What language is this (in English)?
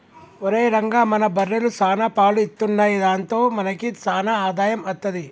Telugu